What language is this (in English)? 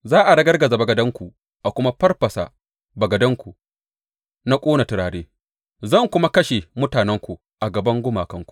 Hausa